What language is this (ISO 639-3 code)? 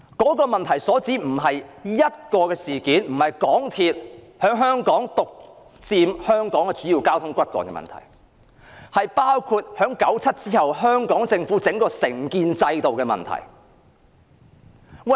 yue